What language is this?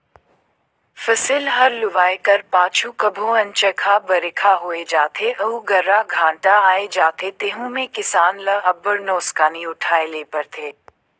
Chhattisgarhi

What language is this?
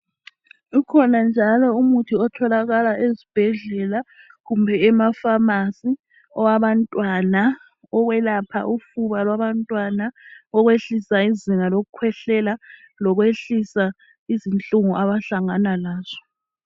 North Ndebele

